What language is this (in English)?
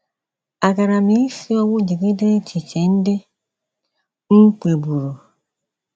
Igbo